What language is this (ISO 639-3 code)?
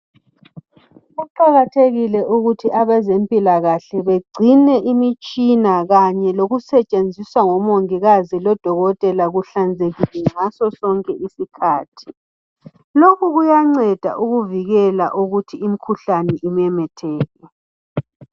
nde